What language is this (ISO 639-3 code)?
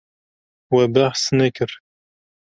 kur